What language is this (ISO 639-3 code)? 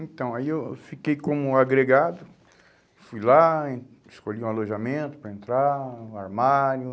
por